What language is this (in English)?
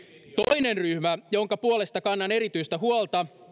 Finnish